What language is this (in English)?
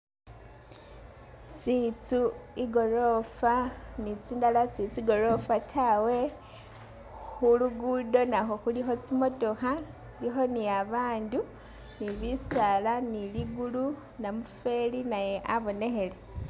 Masaaba